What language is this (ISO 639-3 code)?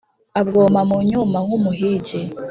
kin